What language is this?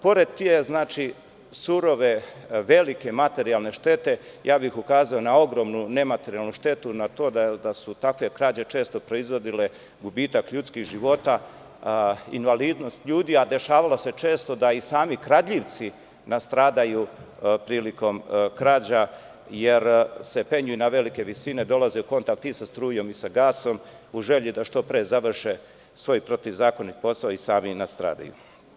Serbian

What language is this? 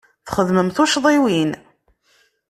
Kabyle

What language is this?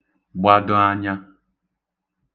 Igbo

